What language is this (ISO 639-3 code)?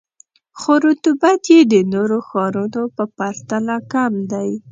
pus